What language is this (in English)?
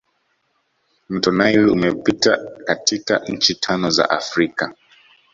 Swahili